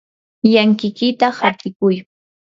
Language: Yanahuanca Pasco Quechua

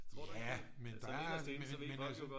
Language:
Danish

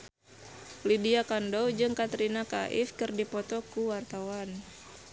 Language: Sundanese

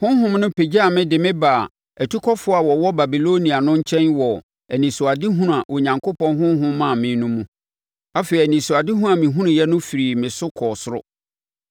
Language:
Akan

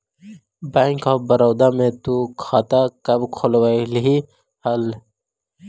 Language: Magahi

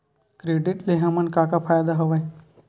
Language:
Chhattisgarhi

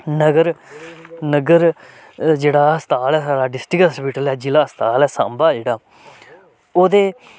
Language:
Dogri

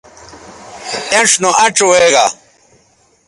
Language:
Bateri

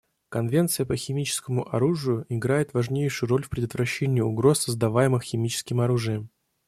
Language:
Russian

